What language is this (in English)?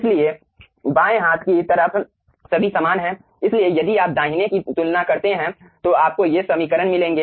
Hindi